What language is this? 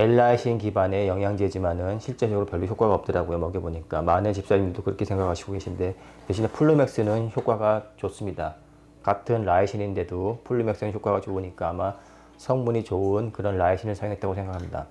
Korean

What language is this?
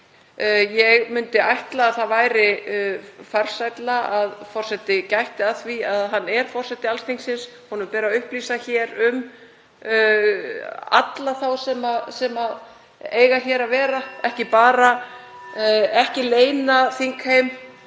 Icelandic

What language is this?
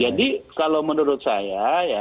Indonesian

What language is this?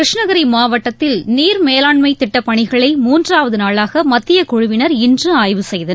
Tamil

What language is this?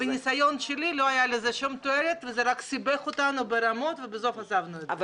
Hebrew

